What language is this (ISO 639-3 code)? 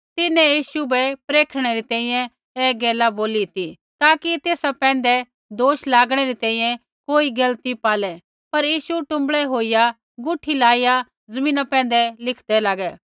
kfx